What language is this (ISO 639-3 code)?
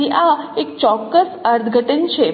guj